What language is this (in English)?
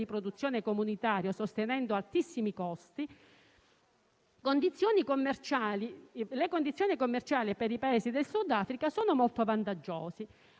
Italian